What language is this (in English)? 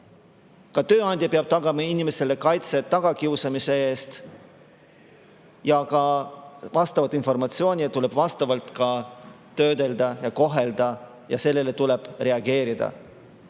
Estonian